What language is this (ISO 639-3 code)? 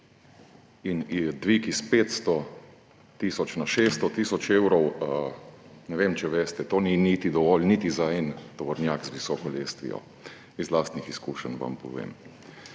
slv